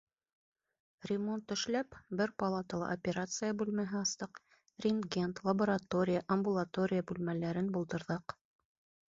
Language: Bashkir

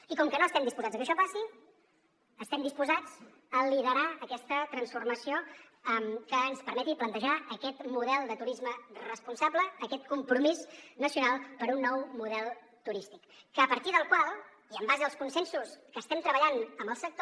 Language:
Catalan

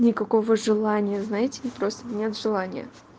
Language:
Russian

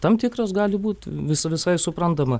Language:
Lithuanian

